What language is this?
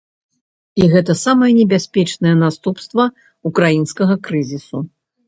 Belarusian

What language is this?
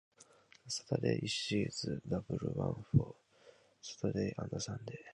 English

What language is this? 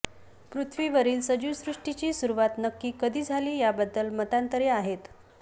Marathi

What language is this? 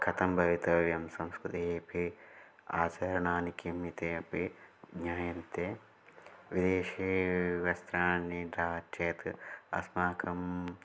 Sanskrit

